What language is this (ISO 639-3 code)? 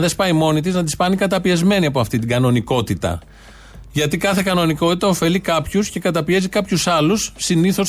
ell